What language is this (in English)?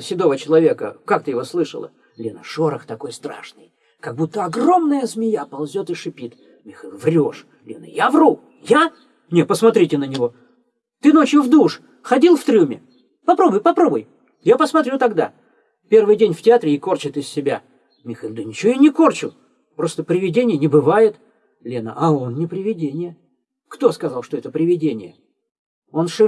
Russian